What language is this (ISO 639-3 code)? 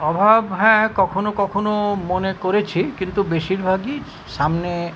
ben